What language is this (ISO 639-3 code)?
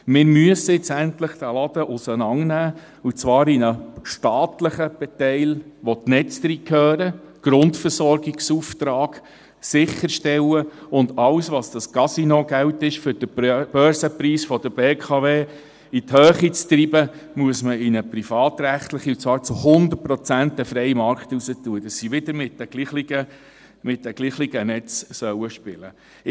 gsw